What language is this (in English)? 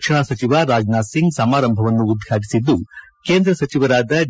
Kannada